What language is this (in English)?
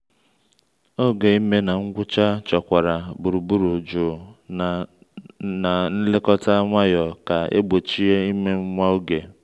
Igbo